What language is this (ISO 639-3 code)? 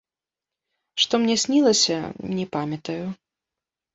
bel